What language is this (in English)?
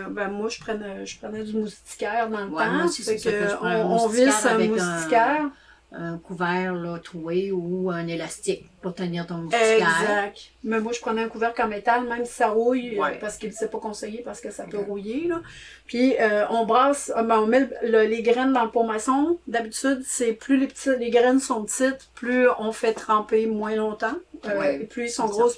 French